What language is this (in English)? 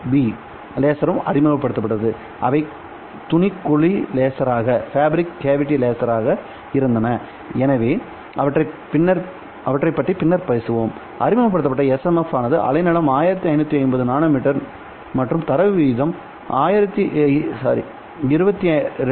Tamil